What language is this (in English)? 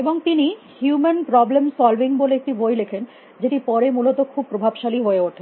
Bangla